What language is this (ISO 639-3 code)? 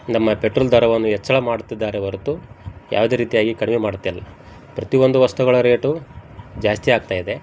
kan